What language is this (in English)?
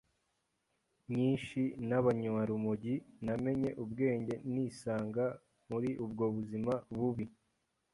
Kinyarwanda